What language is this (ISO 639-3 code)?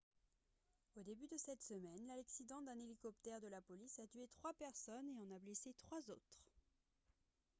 fra